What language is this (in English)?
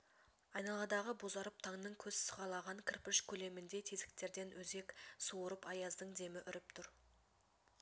Kazakh